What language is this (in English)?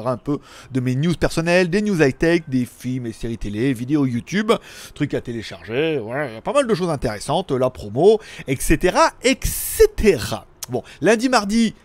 French